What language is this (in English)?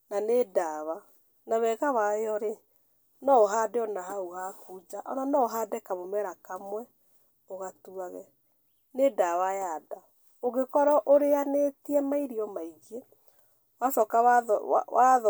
Kikuyu